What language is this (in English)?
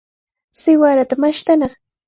Cajatambo North Lima Quechua